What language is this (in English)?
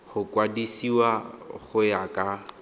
Tswana